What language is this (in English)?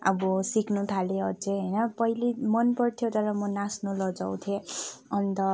Nepali